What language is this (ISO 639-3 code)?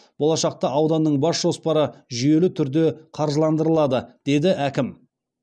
kaz